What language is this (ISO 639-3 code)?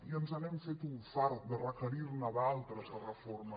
cat